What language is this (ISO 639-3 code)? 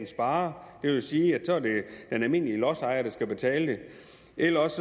dan